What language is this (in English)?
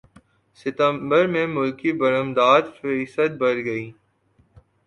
Urdu